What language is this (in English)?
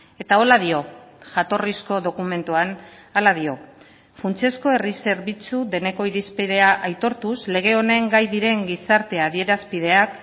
Basque